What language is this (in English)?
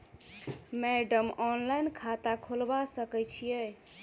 Maithili